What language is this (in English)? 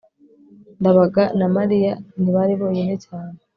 Kinyarwanda